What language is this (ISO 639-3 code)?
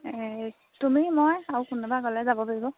asm